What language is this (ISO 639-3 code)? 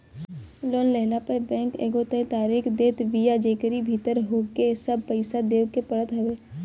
bho